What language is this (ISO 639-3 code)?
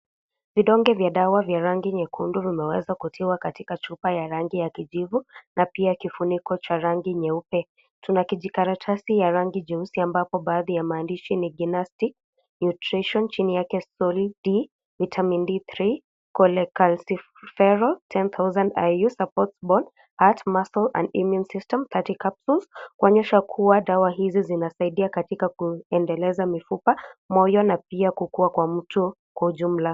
swa